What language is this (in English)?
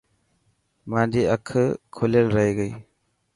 Dhatki